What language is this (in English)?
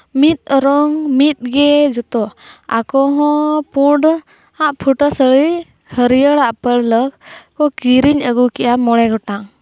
Santali